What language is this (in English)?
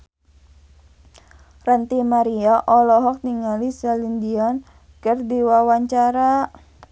Sundanese